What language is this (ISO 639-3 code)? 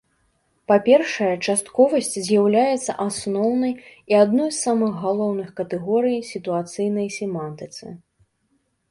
bel